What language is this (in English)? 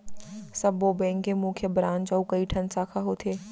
Chhattisgarhi